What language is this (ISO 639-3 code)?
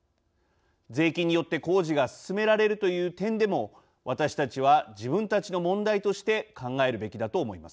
jpn